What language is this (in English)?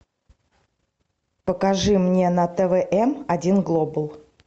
Russian